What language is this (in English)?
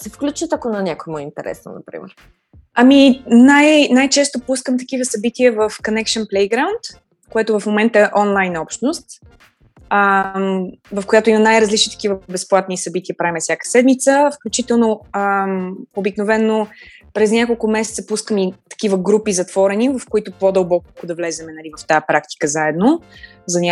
Bulgarian